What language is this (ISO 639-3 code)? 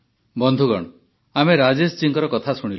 ori